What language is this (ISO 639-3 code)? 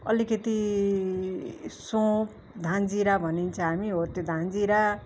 nep